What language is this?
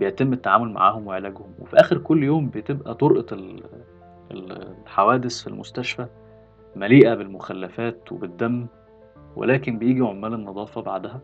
Arabic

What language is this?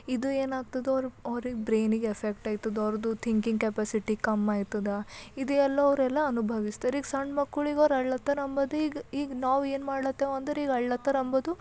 Kannada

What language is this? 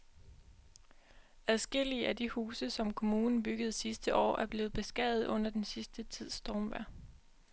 Danish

